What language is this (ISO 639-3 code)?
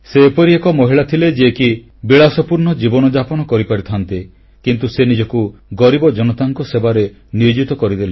ori